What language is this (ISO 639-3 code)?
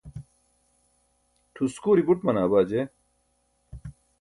bsk